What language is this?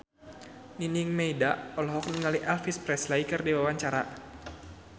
Sundanese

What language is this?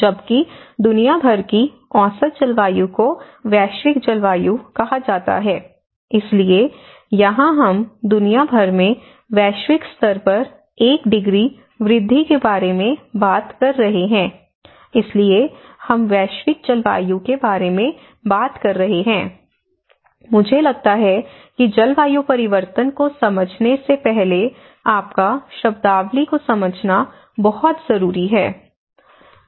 Hindi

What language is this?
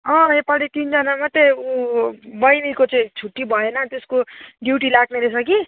Nepali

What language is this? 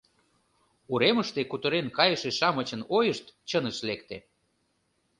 Mari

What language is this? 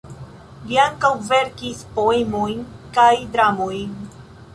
Esperanto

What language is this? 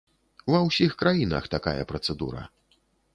Belarusian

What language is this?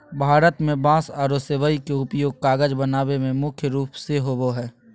Magahi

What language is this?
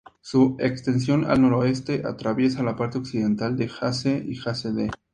Spanish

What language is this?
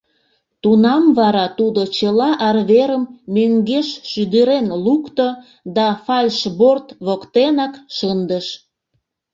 Mari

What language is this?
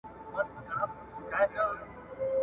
Pashto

